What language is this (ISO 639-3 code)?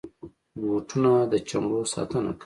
pus